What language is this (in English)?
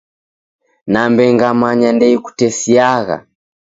Taita